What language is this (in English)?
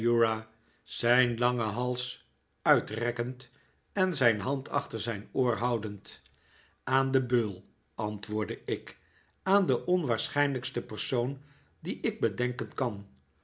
Dutch